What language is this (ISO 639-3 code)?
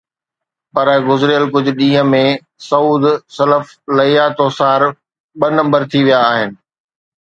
snd